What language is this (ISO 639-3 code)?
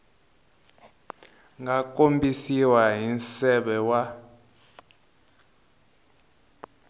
tso